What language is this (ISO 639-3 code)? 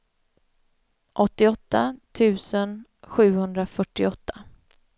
swe